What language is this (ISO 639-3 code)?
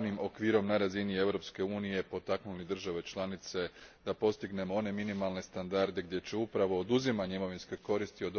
hrv